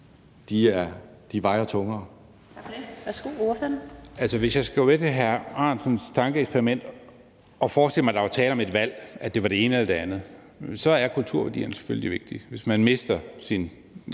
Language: Danish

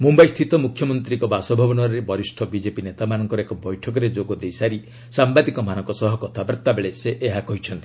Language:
Odia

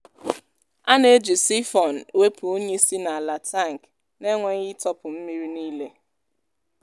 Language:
Igbo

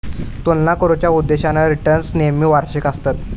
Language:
Marathi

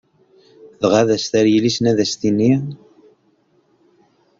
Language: Kabyle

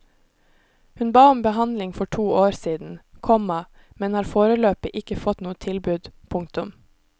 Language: Norwegian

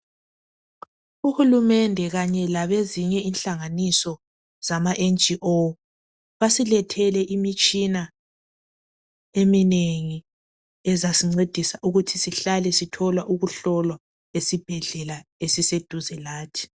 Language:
North Ndebele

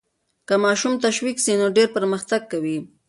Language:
Pashto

